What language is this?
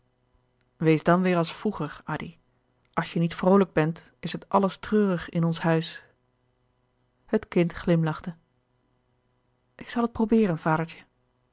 Dutch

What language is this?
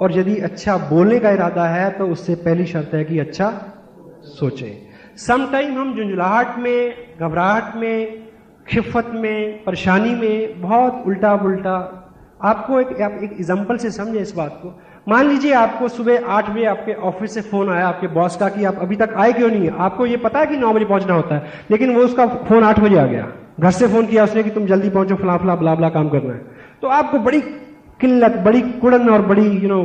Hindi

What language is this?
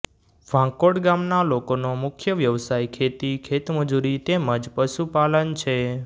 Gujarati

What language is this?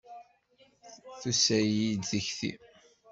Kabyle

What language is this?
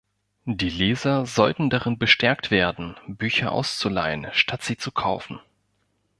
German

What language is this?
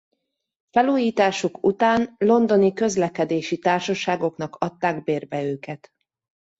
Hungarian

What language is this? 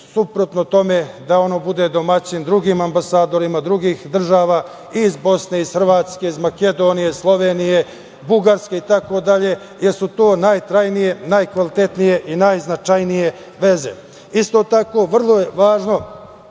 Serbian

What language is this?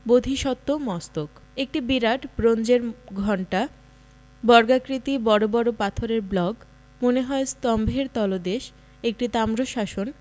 Bangla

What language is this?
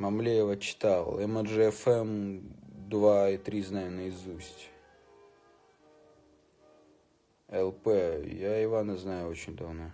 Russian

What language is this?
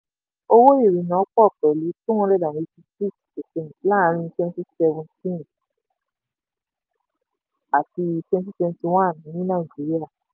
Yoruba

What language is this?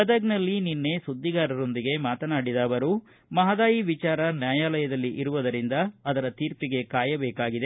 Kannada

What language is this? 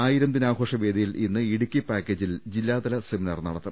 Malayalam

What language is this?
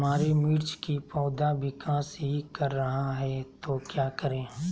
Magahi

